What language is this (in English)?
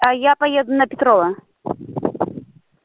Russian